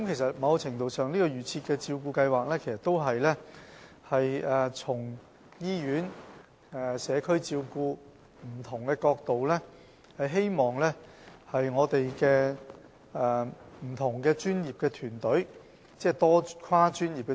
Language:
Cantonese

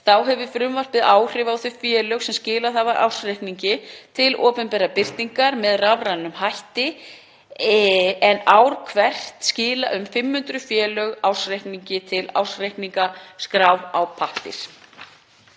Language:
Icelandic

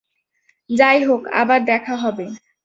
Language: Bangla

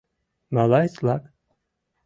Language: Mari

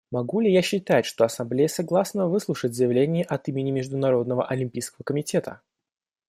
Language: Russian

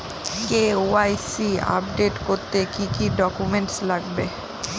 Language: Bangla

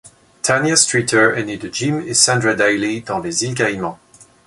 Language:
French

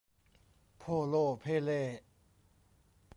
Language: Thai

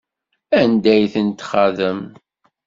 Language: Kabyle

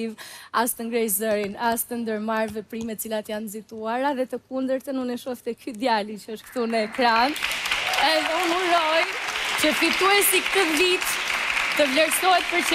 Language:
Romanian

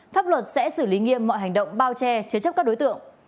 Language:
Vietnamese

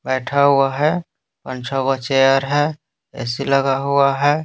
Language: Hindi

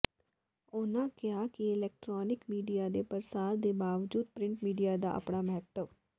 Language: Punjabi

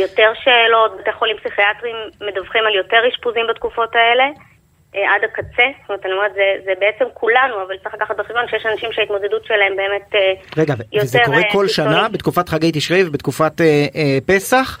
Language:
Hebrew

